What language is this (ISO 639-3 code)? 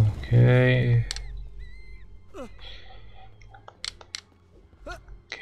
ita